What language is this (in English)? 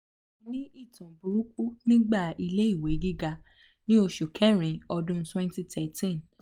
Yoruba